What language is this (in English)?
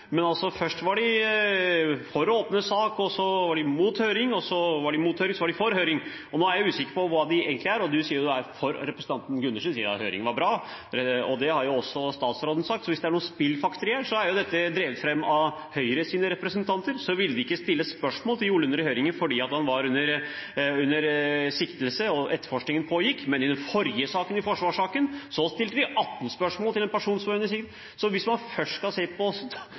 Norwegian Bokmål